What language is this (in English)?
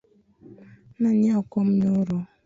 Luo (Kenya and Tanzania)